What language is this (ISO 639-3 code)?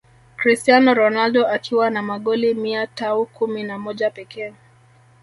swa